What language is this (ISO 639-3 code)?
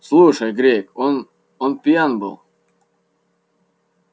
rus